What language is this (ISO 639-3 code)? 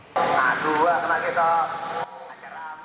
ind